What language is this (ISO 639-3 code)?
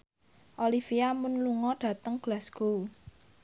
jav